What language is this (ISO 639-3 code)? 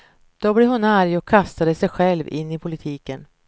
swe